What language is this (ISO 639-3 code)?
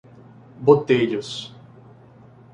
por